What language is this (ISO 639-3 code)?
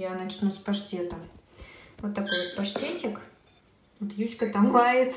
rus